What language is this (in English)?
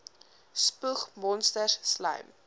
Afrikaans